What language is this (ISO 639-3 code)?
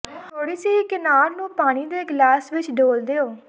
pan